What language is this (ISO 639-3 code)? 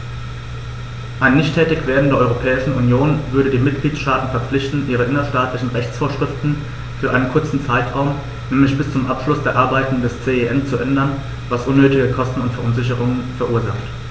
deu